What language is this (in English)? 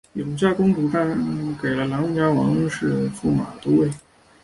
Chinese